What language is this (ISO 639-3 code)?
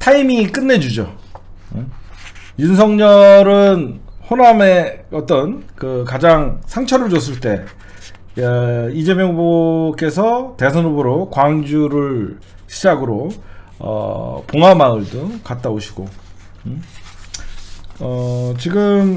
kor